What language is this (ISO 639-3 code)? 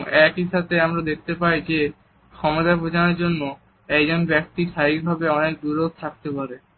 ben